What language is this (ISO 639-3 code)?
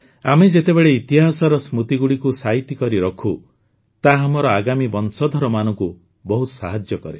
ori